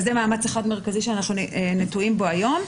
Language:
Hebrew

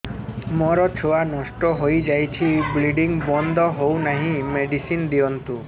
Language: Odia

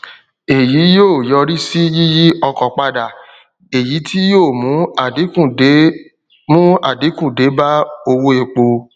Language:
Yoruba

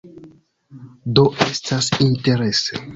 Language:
Esperanto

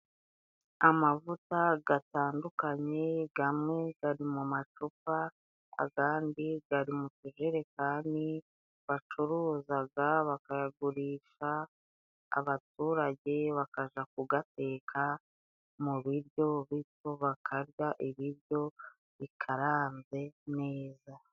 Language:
Kinyarwanda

